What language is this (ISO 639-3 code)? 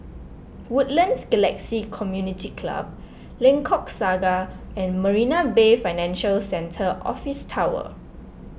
eng